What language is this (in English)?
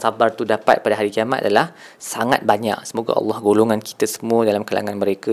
Malay